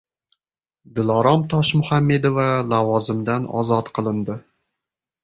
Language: Uzbek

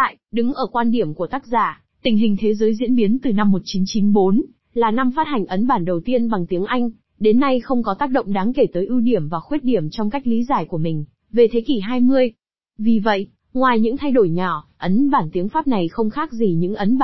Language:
Vietnamese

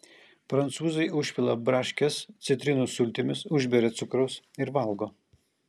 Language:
Lithuanian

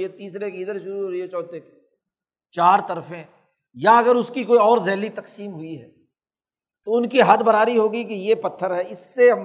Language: Urdu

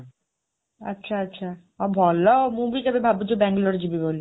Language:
Odia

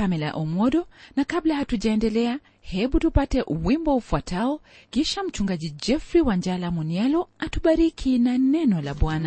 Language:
Swahili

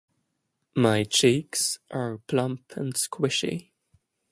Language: English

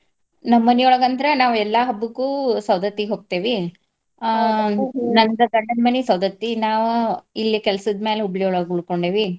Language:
Kannada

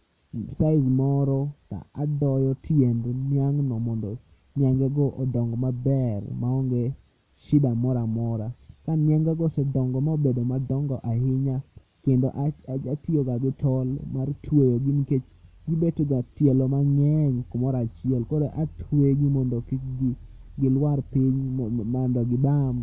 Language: Luo (Kenya and Tanzania)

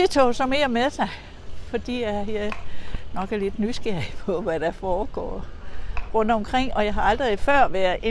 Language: Danish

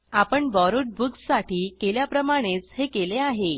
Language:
Marathi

